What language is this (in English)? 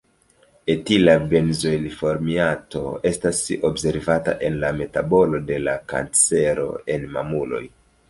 Esperanto